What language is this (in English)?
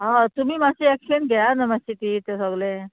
Konkani